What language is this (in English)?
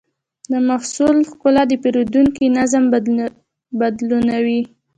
Pashto